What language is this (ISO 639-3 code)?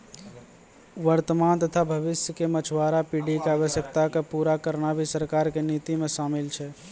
mai